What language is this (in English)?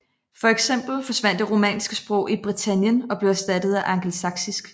Danish